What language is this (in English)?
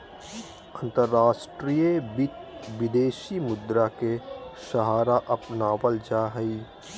Magahi